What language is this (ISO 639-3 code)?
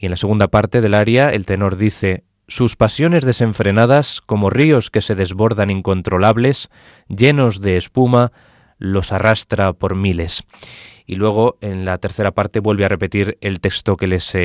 spa